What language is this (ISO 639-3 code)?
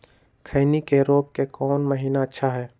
mag